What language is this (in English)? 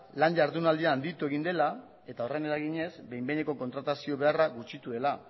Basque